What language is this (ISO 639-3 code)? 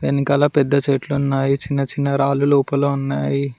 tel